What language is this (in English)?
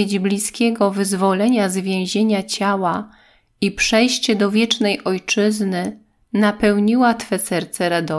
Polish